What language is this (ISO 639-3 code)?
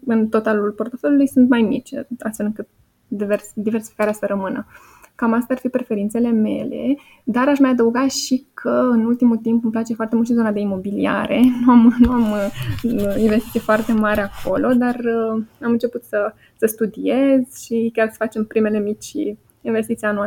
ron